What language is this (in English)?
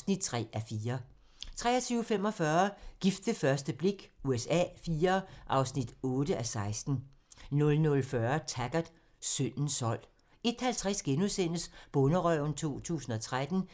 Danish